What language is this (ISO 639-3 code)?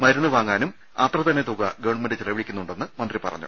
mal